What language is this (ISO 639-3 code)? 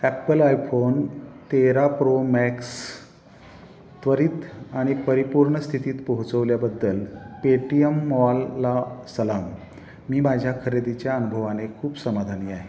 mar